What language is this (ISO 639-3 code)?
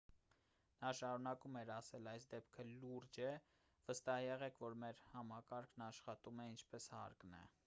hye